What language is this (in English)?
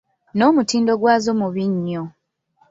Ganda